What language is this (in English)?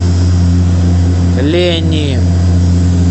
Russian